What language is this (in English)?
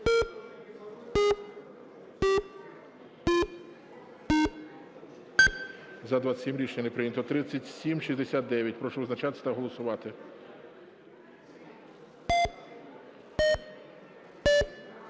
Ukrainian